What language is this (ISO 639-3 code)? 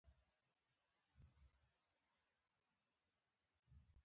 pus